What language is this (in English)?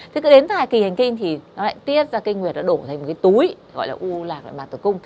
Vietnamese